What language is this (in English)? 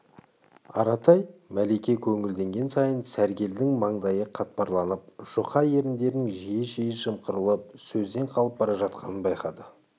Kazakh